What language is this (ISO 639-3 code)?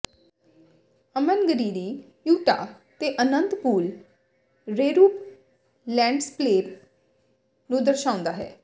pan